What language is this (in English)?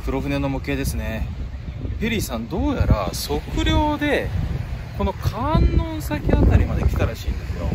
Japanese